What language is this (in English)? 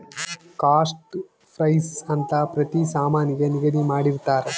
Kannada